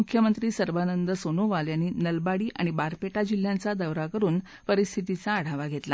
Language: Marathi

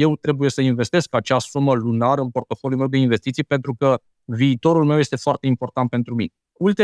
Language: Romanian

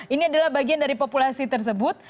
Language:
Indonesian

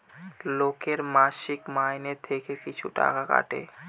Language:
Bangla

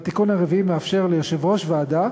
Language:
Hebrew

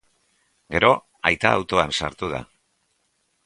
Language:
Basque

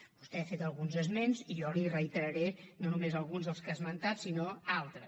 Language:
Catalan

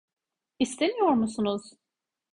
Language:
Turkish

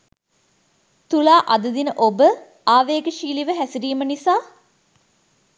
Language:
Sinhala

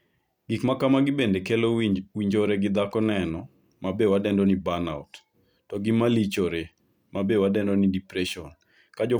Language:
Luo (Kenya and Tanzania)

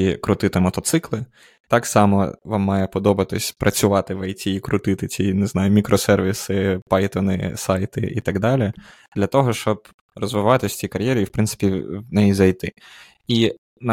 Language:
Ukrainian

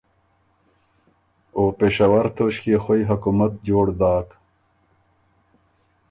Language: Ormuri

